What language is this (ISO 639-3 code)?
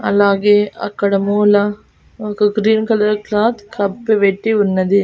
tel